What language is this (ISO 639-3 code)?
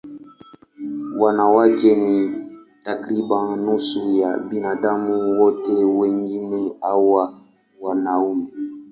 swa